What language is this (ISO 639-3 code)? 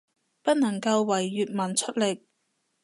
yue